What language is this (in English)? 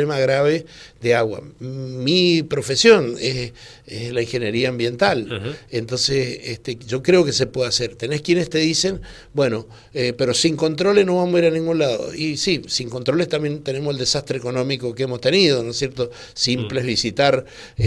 Spanish